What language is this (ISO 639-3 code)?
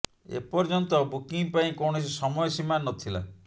ori